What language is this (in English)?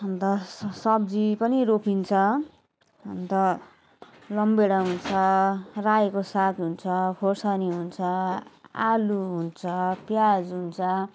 Nepali